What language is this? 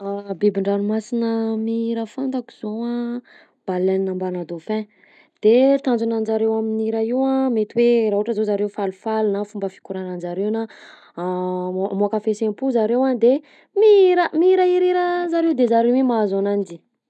Southern Betsimisaraka Malagasy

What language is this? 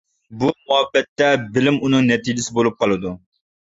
Uyghur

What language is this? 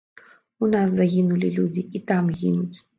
Belarusian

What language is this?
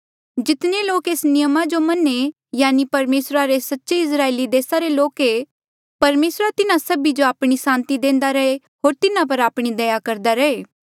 Mandeali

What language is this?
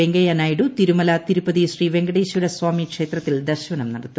Malayalam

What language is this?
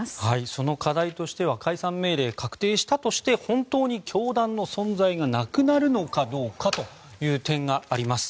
Japanese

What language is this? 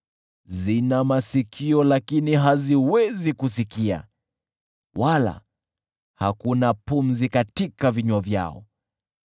Swahili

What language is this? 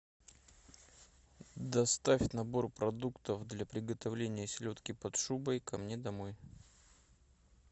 Russian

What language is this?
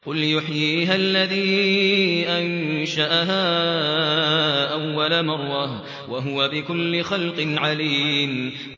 Arabic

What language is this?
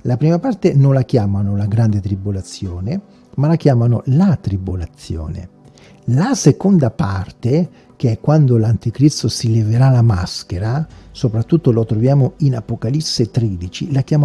Italian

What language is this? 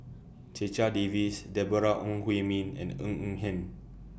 English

